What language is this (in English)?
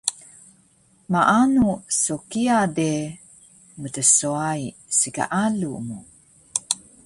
Taroko